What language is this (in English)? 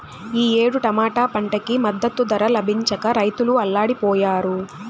Telugu